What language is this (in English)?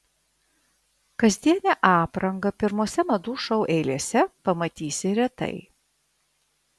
Lithuanian